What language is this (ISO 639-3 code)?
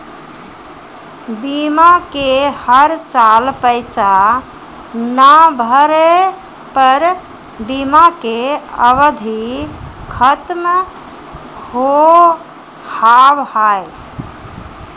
mai